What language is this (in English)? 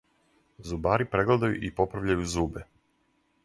Serbian